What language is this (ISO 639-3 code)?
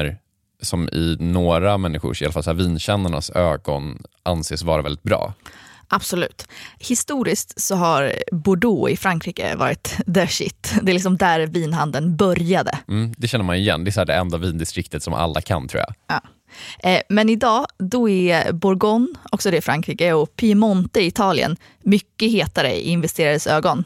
swe